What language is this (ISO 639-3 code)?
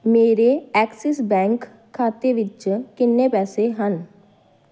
pan